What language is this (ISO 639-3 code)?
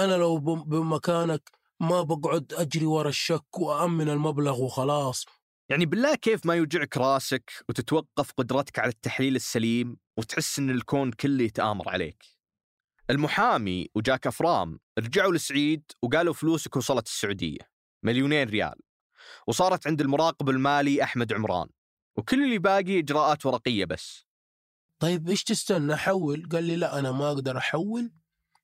ara